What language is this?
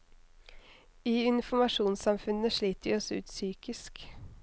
Norwegian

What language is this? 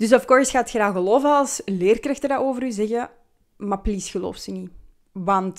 Dutch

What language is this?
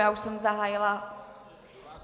Czech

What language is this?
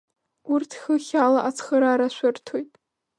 Abkhazian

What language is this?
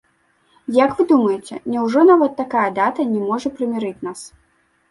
Belarusian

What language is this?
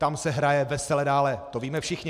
Czech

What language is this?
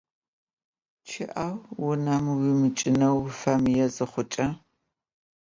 Adyghe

